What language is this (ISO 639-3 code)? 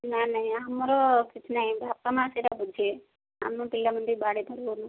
ori